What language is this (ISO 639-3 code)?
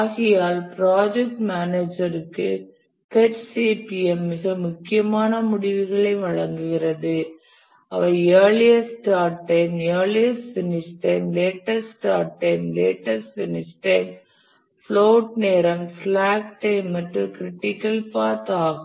tam